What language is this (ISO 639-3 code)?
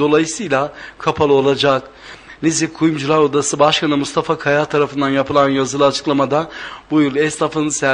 tur